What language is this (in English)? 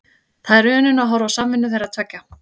Icelandic